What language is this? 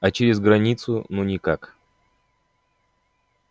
Russian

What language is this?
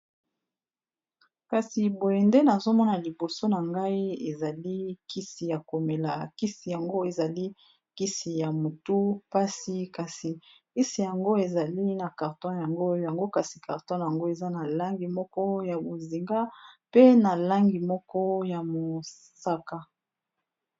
Lingala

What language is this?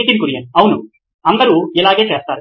Telugu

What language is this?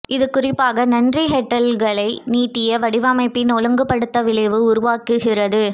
Tamil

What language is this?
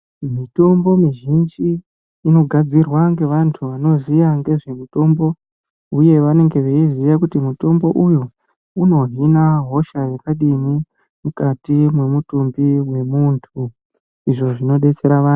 Ndau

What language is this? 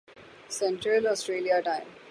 Urdu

